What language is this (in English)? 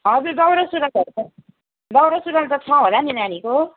Nepali